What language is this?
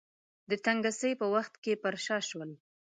Pashto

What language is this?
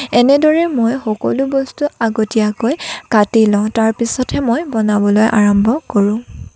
Assamese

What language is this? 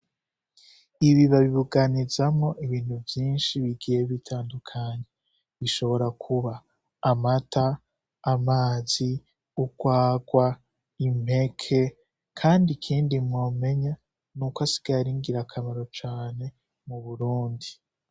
Rundi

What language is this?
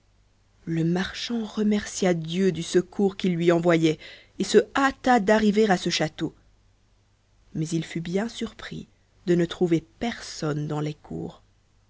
French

